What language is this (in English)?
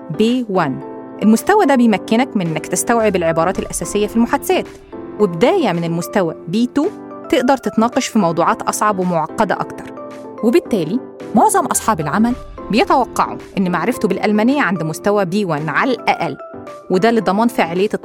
Arabic